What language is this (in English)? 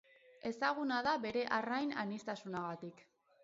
Basque